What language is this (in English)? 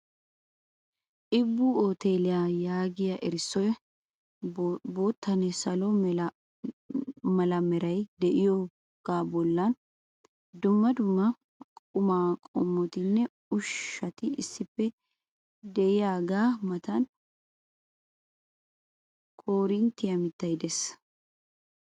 Wolaytta